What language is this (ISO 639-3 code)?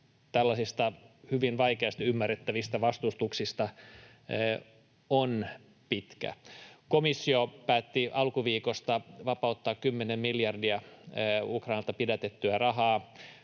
fin